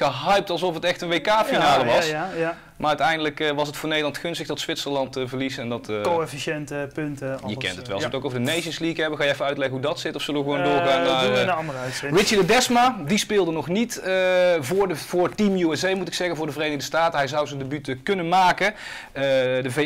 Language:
Dutch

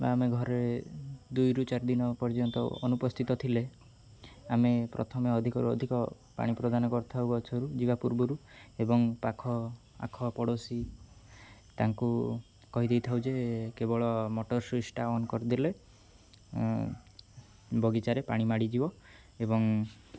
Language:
Odia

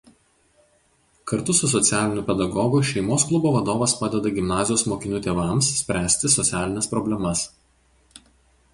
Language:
Lithuanian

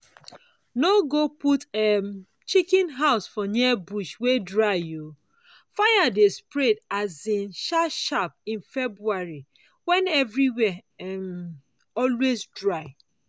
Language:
Nigerian Pidgin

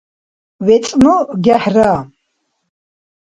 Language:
Dargwa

